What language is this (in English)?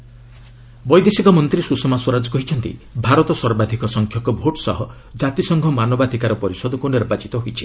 Odia